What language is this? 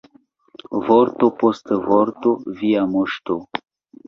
Esperanto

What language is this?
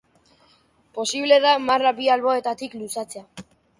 Basque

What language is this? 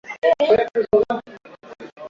Swahili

